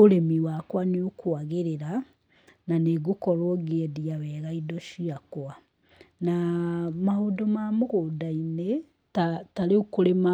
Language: Kikuyu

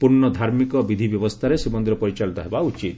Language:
Odia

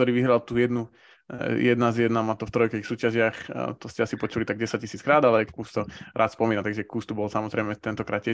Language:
Slovak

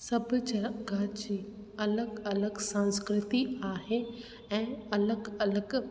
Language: Sindhi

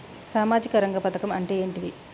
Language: Telugu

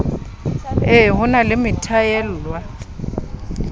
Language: Southern Sotho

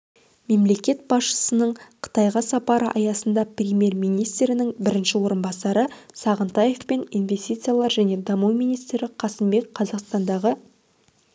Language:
Kazakh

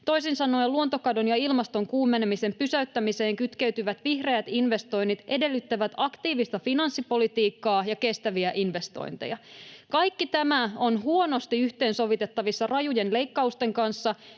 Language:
Finnish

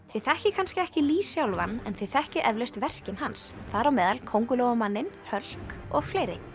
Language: Icelandic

